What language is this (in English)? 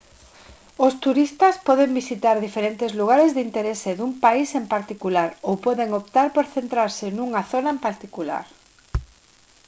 Galician